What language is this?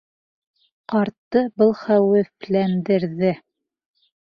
Bashkir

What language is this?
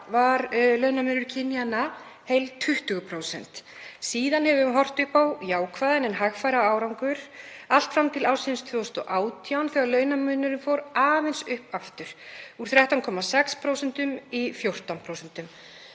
Icelandic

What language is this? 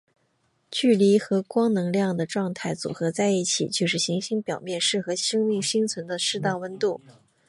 Chinese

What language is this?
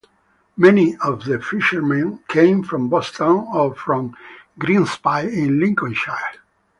English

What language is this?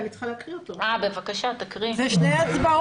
Hebrew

